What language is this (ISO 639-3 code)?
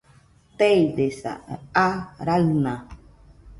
hux